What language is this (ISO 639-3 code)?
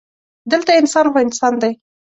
pus